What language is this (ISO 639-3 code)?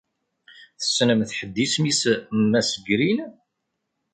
kab